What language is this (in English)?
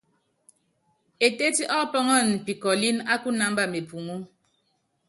Yangben